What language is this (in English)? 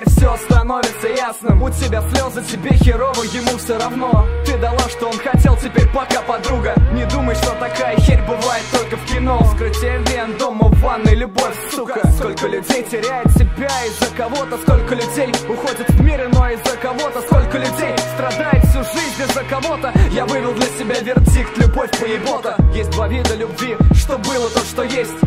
Russian